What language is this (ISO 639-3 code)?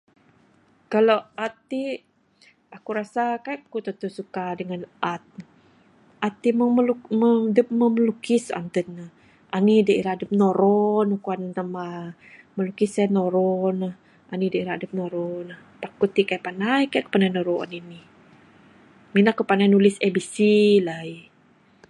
sdo